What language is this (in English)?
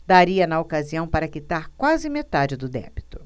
Portuguese